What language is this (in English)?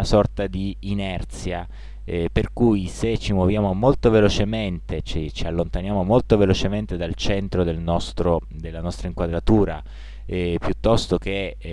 Italian